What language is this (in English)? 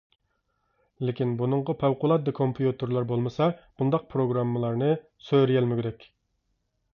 Uyghur